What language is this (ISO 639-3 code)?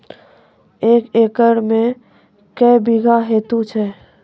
mai